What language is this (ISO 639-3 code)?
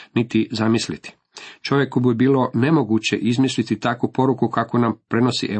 hrv